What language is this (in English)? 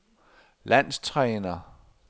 Danish